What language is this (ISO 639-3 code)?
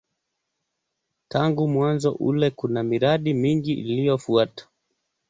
swa